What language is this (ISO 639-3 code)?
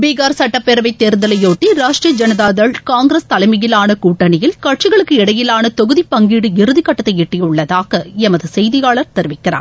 tam